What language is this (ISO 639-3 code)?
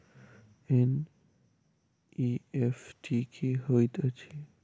mai